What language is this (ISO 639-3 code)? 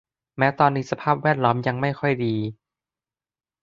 tha